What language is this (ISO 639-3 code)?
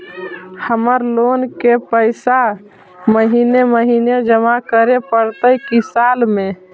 mag